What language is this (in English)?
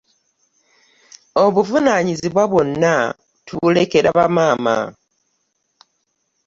Ganda